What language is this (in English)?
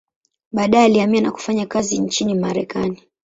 Swahili